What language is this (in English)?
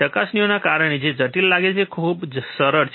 Gujarati